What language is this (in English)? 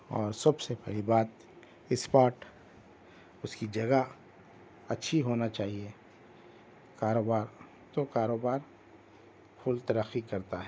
Urdu